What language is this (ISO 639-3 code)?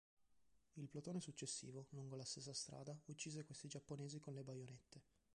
ita